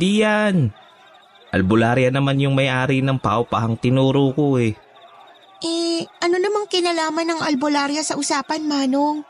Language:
Filipino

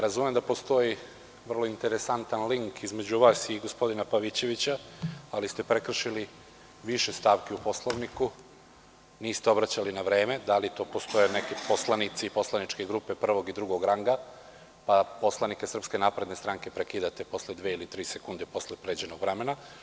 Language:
Serbian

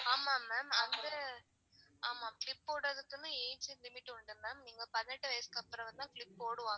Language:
Tamil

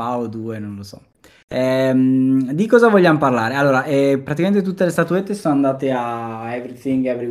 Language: Italian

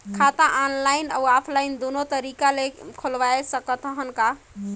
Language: Chhattisgarhi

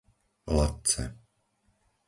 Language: Slovak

